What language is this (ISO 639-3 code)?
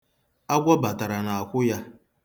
ibo